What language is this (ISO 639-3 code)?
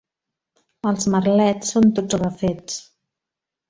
cat